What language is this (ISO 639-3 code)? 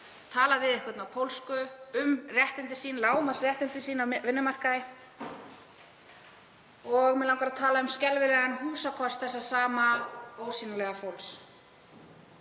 isl